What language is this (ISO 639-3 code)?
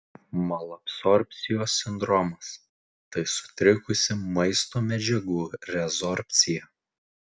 lit